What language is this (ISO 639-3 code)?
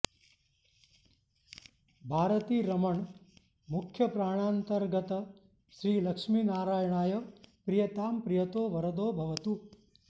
san